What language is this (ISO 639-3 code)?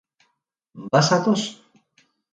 eus